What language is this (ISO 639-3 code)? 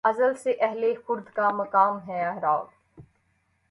urd